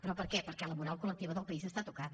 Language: Catalan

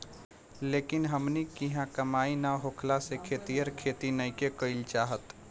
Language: Bhojpuri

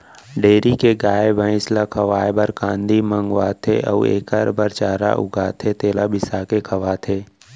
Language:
Chhattisgarhi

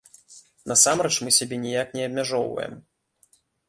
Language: Belarusian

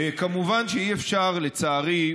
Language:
Hebrew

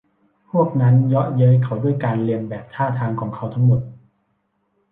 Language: Thai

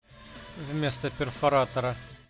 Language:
Russian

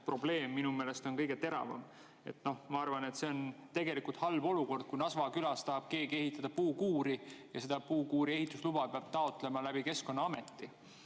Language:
Estonian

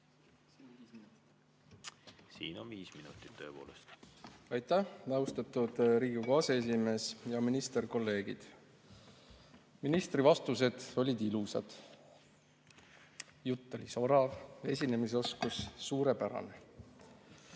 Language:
Estonian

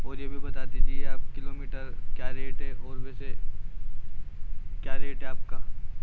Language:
Urdu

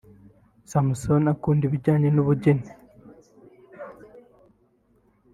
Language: Kinyarwanda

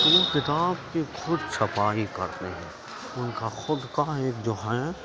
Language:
Urdu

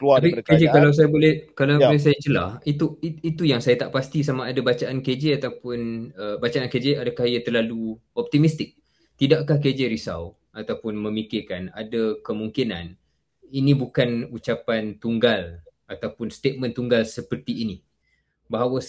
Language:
Malay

